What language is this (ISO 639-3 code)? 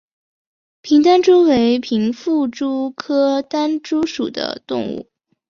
zho